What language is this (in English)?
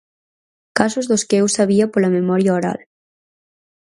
Galician